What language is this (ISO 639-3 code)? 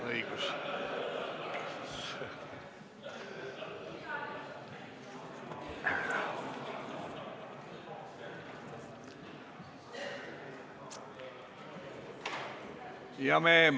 est